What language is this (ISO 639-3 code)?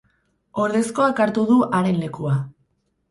eus